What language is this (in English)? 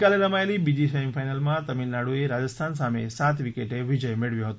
Gujarati